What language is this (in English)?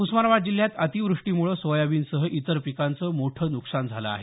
Marathi